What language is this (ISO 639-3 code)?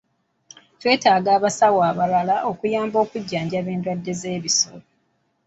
lug